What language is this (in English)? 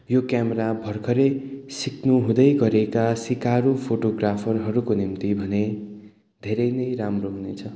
Nepali